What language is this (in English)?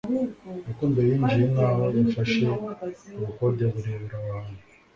Kinyarwanda